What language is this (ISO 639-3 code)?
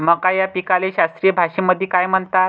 mar